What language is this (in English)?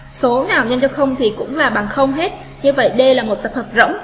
Vietnamese